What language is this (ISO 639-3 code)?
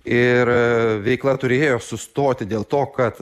lit